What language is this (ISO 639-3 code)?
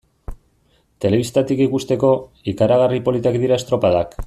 eus